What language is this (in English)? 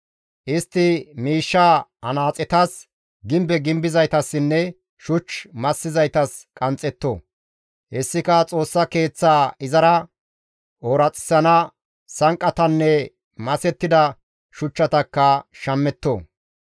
Gamo